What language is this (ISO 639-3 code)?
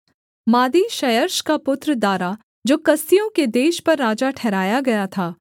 hin